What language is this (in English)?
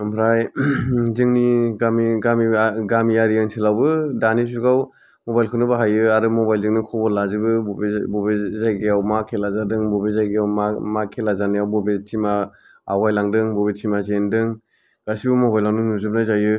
Bodo